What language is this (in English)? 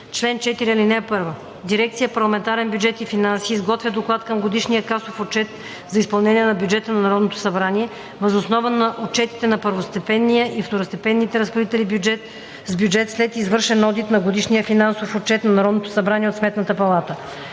Bulgarian